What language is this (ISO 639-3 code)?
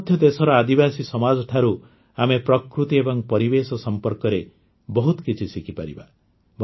ori